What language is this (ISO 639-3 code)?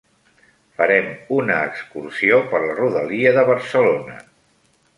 cat